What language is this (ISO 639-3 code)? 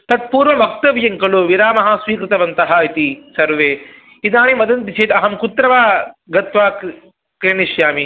san